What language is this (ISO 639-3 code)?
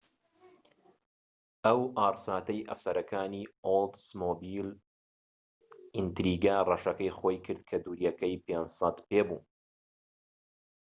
ckb